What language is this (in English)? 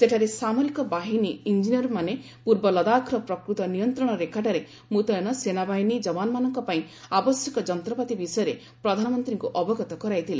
Odia